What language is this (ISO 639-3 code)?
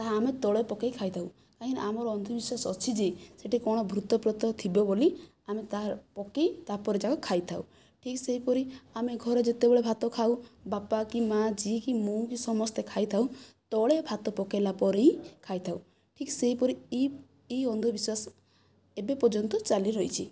ori